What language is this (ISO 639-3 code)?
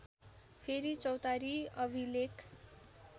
nep